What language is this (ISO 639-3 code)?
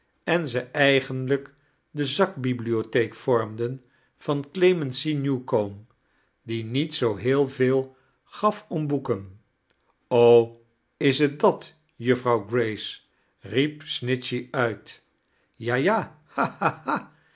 nld